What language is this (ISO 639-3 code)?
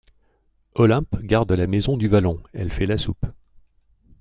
fra